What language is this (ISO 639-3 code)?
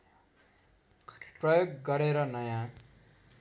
nep